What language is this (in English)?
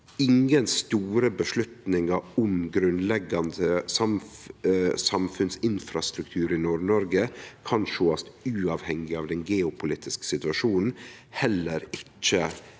Norwegian